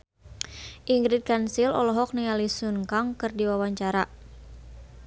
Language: Sundanese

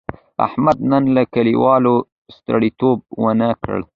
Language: Pashto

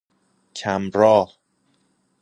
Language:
Persian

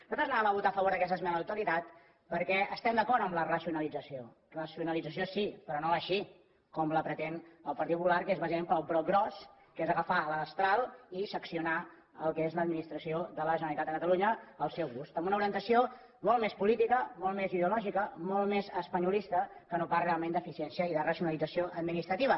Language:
Catalan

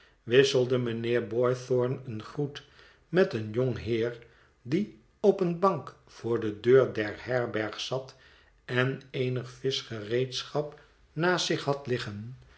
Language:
Dutch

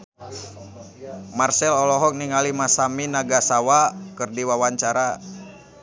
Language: Sundanese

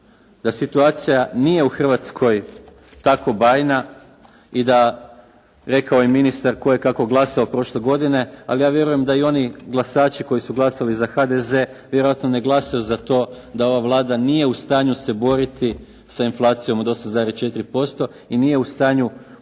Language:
Croatian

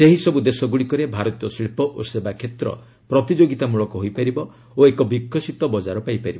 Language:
Odia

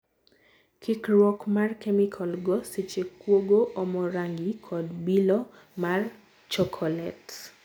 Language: Luo (Kenya and Tanzania)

